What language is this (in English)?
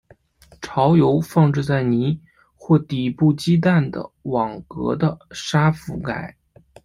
Chinese